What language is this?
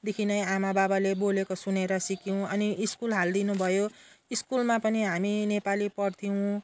Nepali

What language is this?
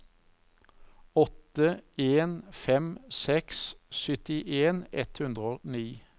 Norwegian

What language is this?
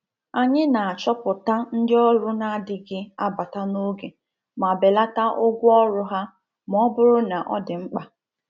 Igbo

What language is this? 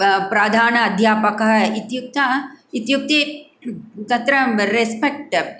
Sanskrit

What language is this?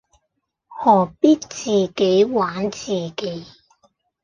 Cantonese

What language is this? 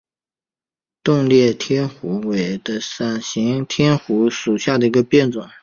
Chinese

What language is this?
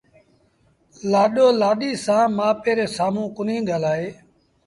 Sindhi Bhil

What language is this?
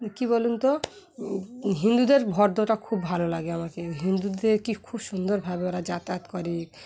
Bangla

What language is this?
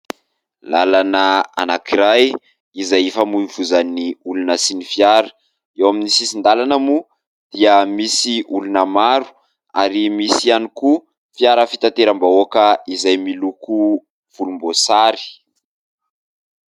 Malagasy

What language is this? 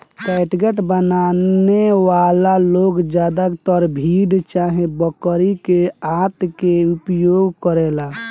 Bhojpuri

